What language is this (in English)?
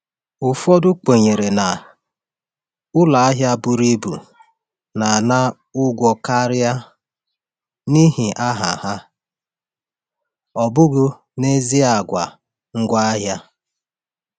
Igbo